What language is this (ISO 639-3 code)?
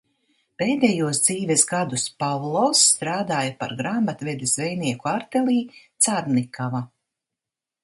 lav